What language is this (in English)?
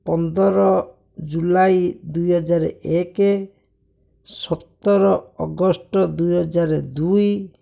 Odia